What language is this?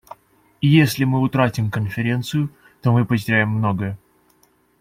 Russian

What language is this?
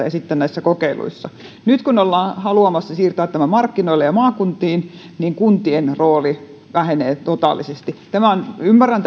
Finnish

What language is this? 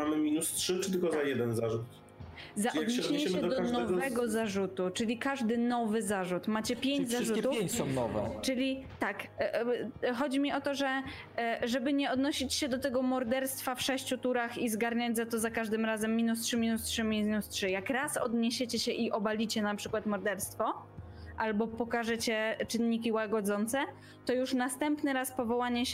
Polish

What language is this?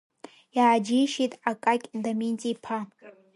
Abkhazian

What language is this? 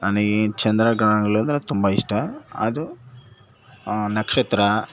Kannada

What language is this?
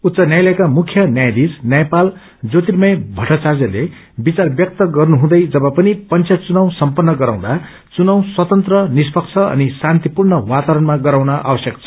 Nepali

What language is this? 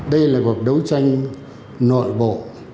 Vietnamese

